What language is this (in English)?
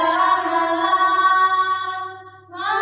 Assamese